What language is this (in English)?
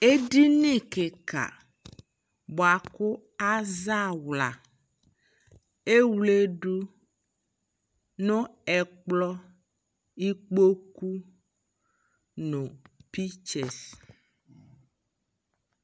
Ikposo